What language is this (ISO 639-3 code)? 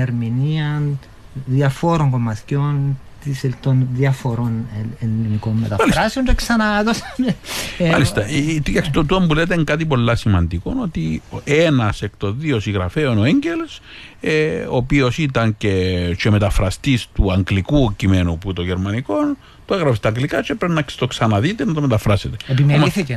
ell